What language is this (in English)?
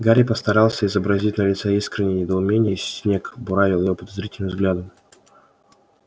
Russian